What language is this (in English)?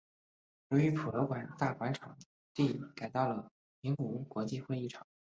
Chinese